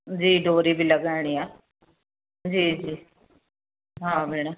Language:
Sindhi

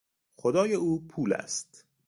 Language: Persian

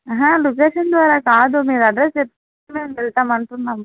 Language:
Telugu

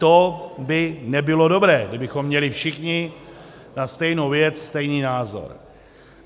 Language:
Czech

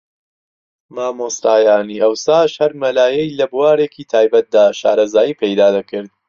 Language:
Central Kurdish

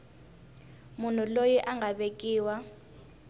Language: Tsonga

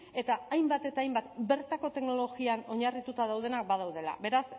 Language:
Basque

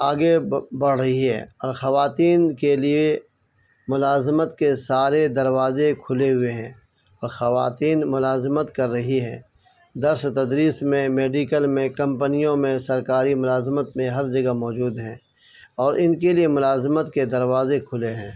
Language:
Urdu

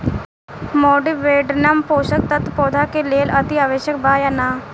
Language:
Bhojpuri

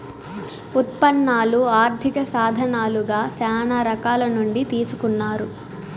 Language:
Telugu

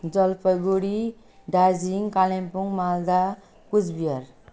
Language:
Nepali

